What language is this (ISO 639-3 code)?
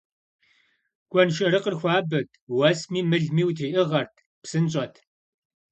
kbd